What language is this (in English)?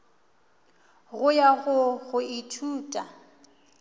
Northern Sotho